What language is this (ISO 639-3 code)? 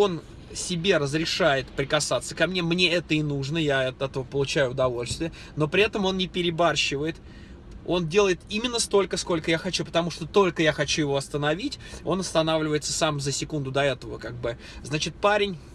rus